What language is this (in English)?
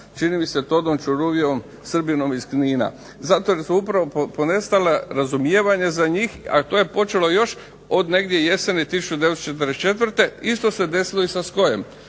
Croatian